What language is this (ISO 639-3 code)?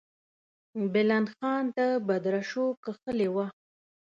pus